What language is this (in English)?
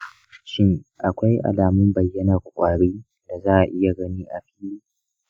Hausa